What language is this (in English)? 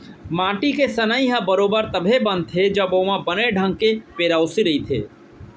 Chhattisgarhi